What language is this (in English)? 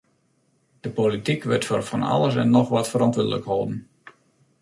Western Frisian